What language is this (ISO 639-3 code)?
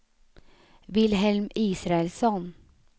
swe